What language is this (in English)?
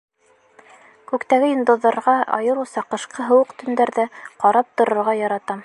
Bashkir